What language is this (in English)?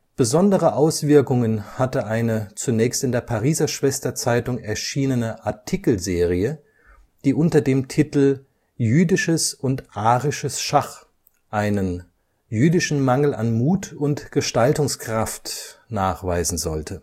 German